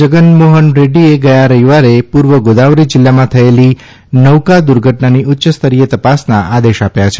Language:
Gujarati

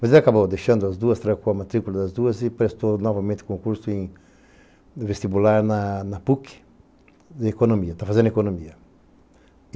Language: Portuguese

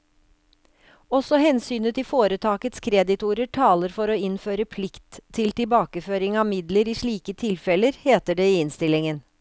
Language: Norwegian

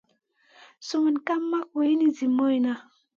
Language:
Masana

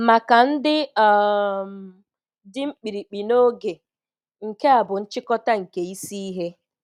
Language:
Igbo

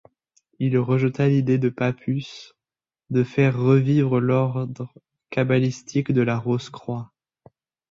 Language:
French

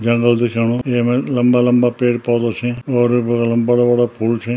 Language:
Garhwali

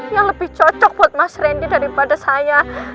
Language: Indonesian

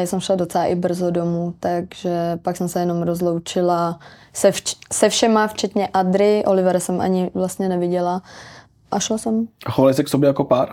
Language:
Czech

